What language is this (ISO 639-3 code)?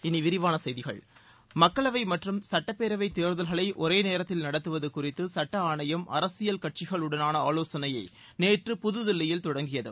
tam